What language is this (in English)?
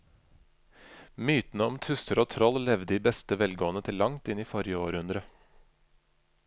Norwegian